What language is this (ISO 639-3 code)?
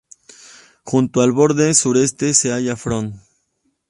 spa